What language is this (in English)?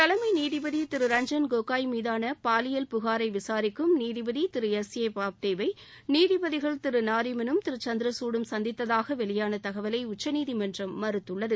Tamil